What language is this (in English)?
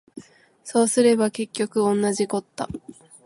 Japanese